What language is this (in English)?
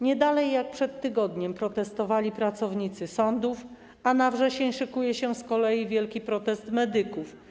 Polish